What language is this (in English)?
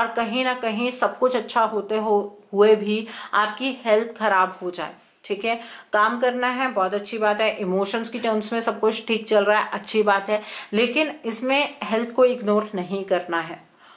Hindi